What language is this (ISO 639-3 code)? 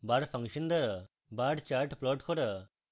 ben